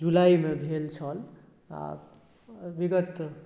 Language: Maithili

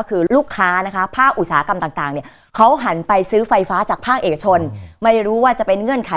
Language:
Thai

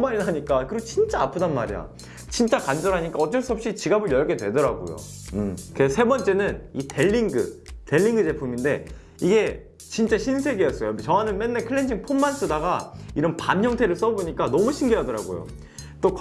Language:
Korean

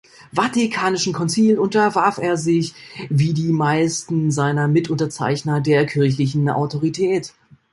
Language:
German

